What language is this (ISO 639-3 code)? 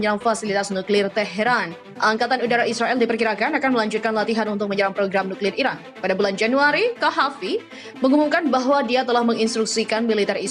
ind